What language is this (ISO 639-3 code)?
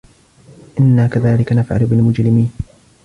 ara